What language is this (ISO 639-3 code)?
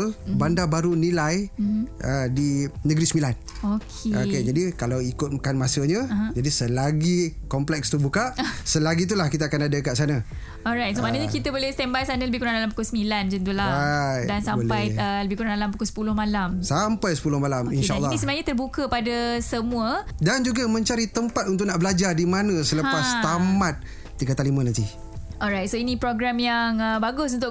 msa